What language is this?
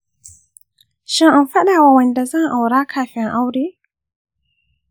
Hausa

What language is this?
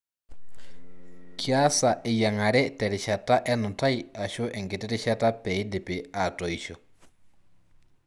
Masai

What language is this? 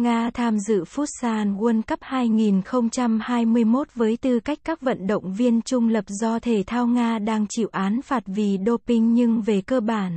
Vietnamese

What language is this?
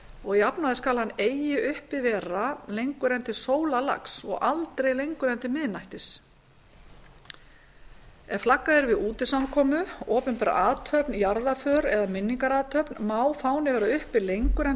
Icelandic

